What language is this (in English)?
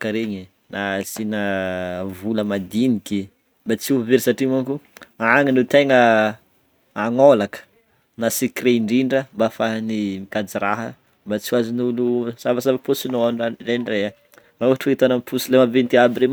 Northern Betsimisaraka Malagasy